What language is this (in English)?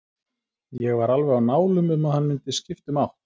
Icelandic